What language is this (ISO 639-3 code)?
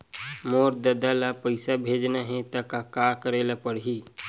hne